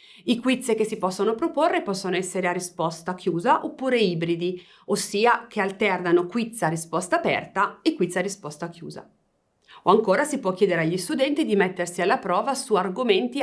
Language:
Italian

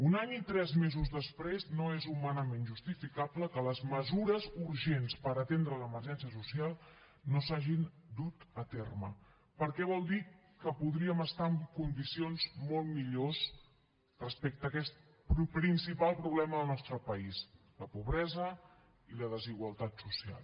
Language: Catalan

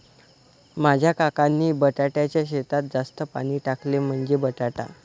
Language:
Marathi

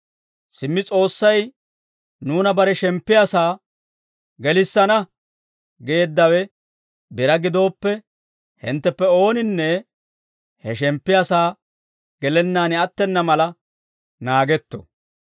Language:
Dawro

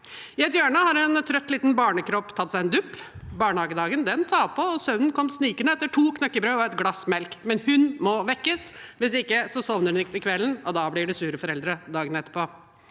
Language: Norwegian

